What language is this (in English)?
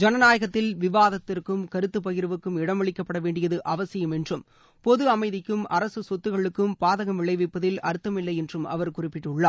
Tamil